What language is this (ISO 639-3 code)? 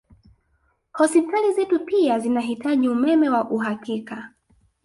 swa